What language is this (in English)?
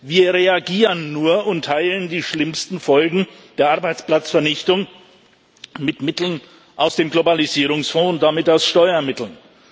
German